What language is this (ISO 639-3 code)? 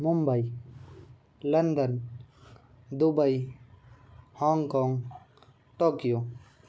hin